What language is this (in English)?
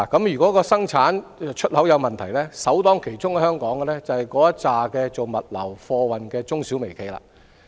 Cantonese